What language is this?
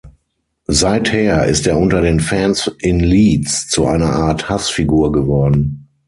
German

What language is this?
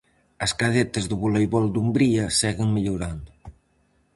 Galician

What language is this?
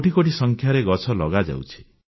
Odia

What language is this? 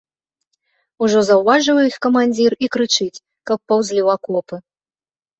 Belarusian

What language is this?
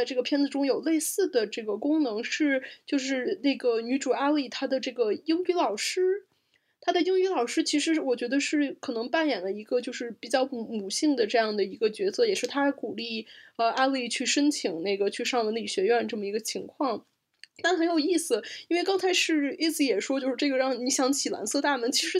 Chinese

